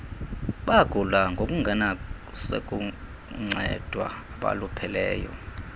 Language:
Xhosa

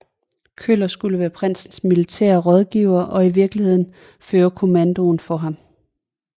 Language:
Danish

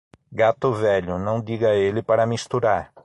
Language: Portuguese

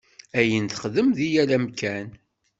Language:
Kabyle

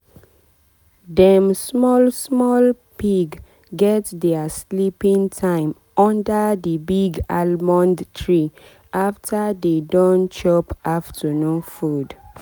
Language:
Nigerian Pidgin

